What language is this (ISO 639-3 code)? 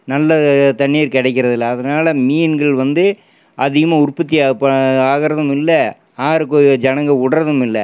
tam